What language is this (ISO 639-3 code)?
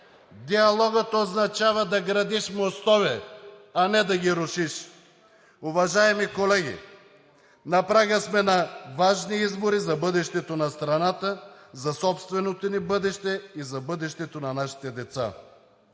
bul